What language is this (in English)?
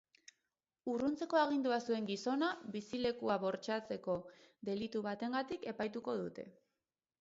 Basque